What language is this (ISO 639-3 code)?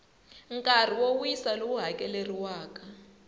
tso